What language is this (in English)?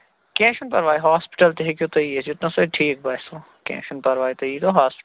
Kashmiri